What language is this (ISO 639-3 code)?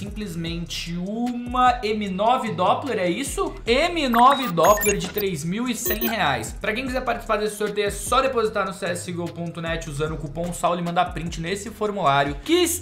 por